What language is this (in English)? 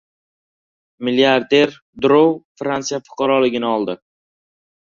Uzbek